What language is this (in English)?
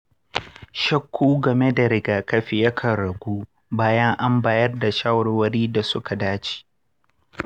Hausa